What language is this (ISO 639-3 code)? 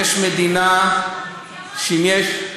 heb